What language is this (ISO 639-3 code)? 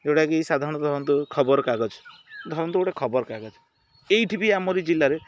ori